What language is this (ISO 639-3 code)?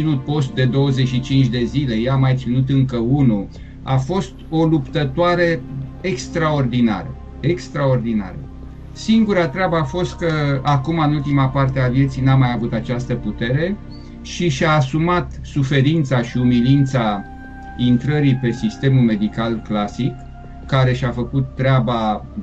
ron